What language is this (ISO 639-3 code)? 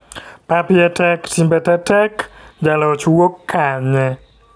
luo